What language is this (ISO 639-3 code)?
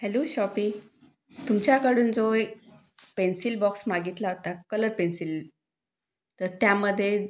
mar